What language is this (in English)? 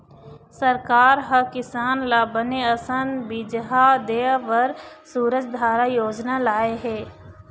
Chhattisgarhi